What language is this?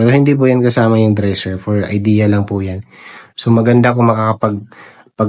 Filipino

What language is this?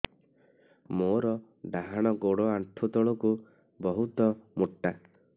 Odia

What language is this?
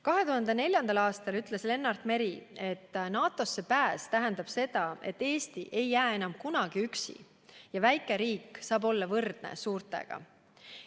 Estonian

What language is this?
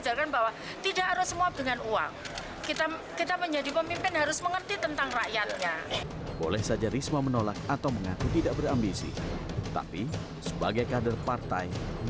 Indonesian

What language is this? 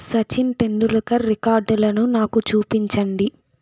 Telugu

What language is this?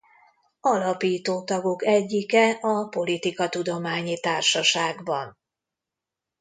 Hungarian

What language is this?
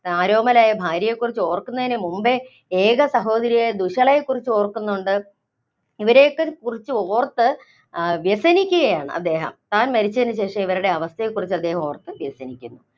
Malayalam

